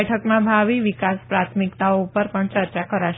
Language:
Gujarati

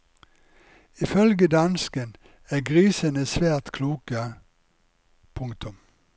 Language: Norwegian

